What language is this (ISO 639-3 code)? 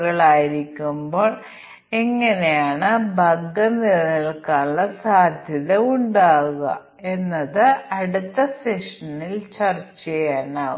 mal